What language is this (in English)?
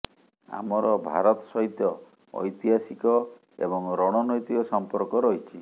Odia